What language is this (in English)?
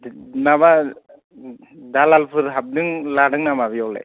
Bodo